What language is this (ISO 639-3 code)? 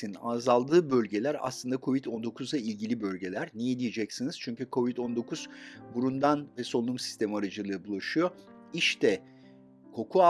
tur